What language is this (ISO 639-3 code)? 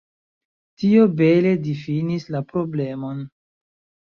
epo